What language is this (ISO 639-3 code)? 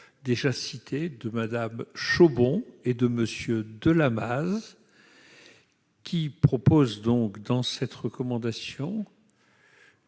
fra